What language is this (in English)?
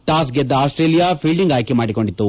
Kannada